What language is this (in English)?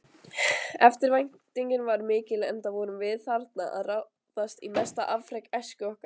Icelandic